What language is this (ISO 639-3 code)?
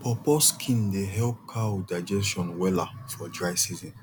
pcm